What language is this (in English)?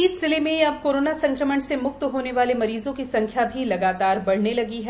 Hindi